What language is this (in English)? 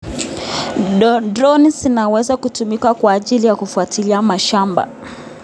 Kalenjin